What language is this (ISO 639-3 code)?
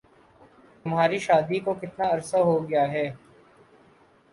urd